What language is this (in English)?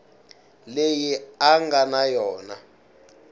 Tsonga